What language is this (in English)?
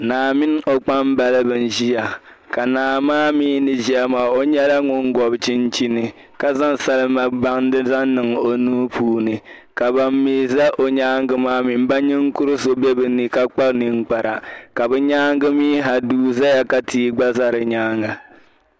Dagbani